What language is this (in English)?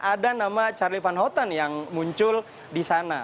Indonesian